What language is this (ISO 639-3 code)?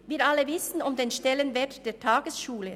gsw